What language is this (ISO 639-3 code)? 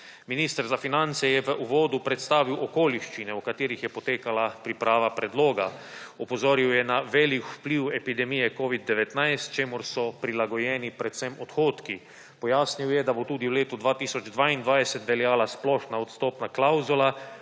slv